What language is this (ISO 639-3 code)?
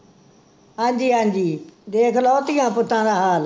pan